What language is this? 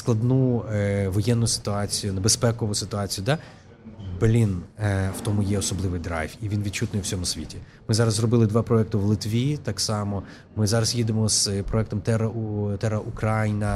Ukrainian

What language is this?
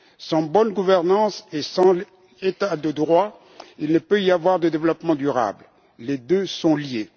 French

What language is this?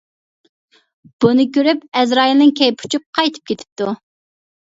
Uyghur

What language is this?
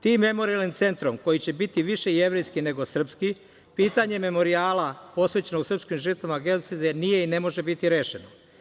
Serbian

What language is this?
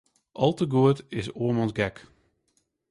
Western Frisian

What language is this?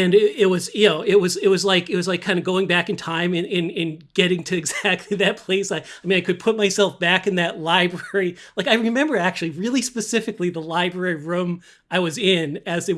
English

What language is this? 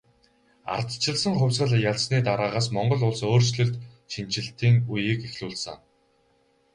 Mongolian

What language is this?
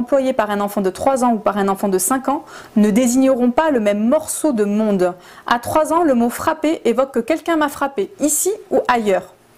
French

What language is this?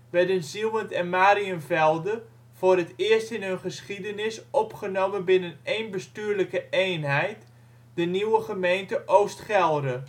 Dutch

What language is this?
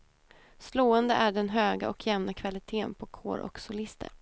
Swedish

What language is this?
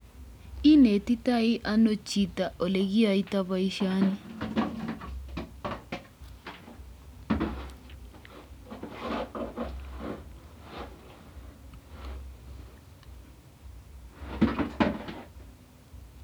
Kalenjin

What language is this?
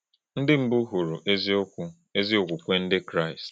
Igbo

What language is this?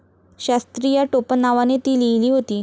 Marathi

